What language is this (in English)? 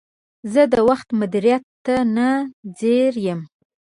Pashto